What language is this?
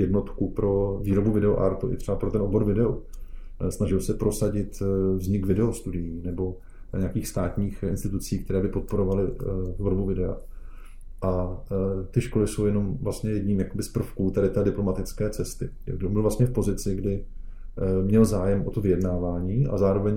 Czech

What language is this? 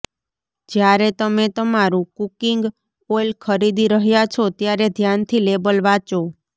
Gujarati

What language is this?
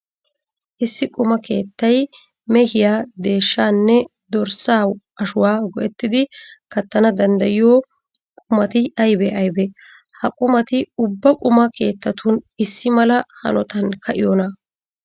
Wolaytta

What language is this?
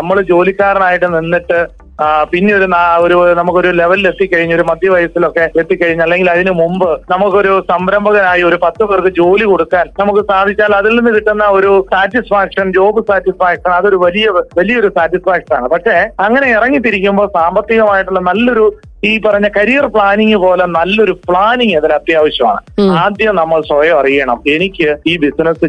Malayalam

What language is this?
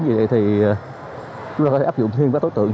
Vietnamese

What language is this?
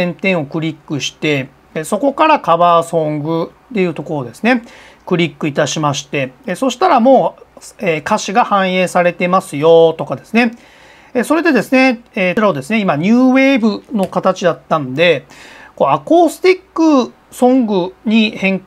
Japanese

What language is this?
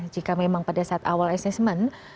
Indonesian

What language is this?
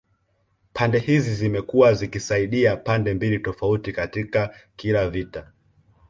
Swahili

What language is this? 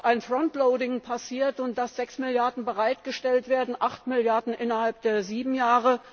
German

